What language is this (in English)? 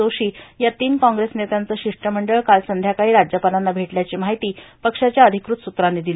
Marathi